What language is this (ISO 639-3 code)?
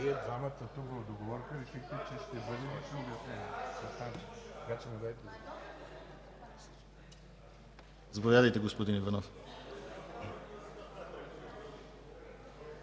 bul